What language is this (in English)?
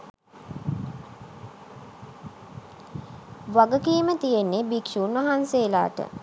Sinhala